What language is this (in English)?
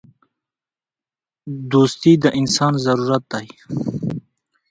Pashto